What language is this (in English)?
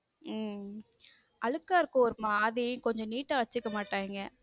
Tamil